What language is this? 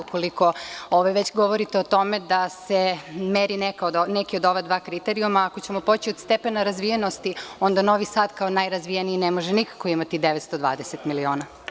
Serbian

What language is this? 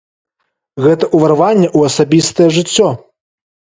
Belarusian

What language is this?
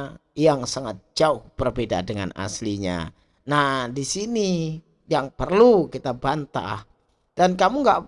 Indonesian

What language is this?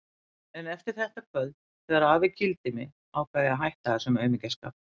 Icelandic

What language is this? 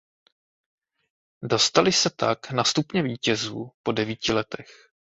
Czech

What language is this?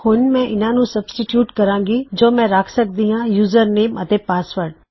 Punjabi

